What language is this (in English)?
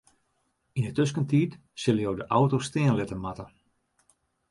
Western Frisian